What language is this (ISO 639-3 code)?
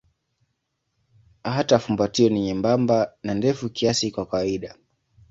swa